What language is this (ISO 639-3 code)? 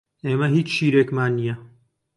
ckb